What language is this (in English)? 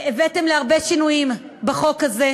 Hebrew